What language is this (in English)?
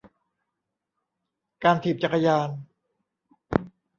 Thai